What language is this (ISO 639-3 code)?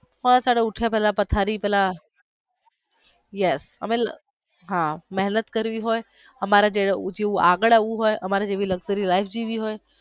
guj